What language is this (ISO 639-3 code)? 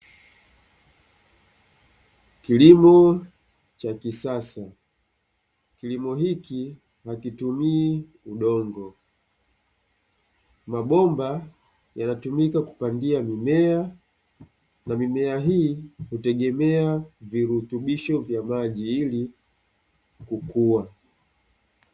swa